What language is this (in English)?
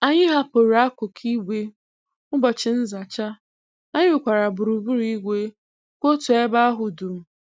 Igbo